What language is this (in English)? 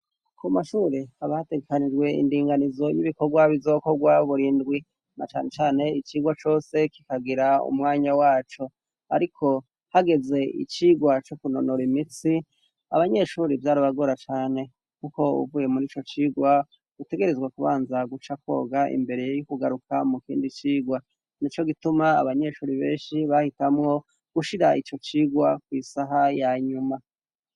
Rundi